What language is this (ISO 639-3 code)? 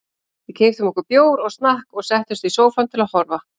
isl